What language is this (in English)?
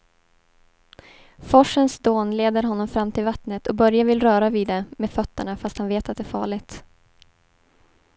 Swedish